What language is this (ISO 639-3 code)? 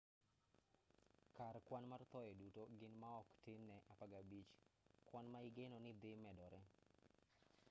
luo